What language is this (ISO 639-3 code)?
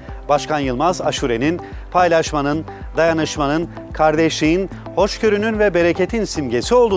tur